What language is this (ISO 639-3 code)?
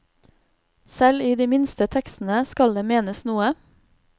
nor